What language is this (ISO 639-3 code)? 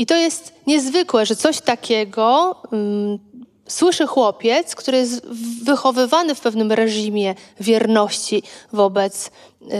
pol